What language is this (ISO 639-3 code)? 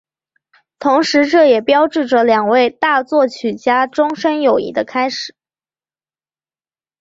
zho